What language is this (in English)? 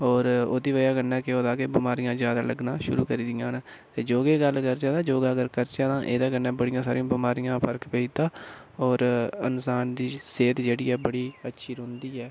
Dogri